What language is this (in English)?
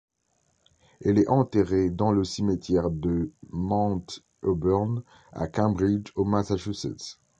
French